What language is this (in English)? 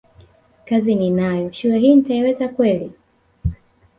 Swahili